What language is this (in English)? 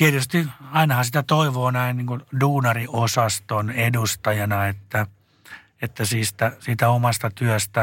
Finnish